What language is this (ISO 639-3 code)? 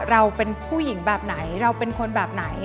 tha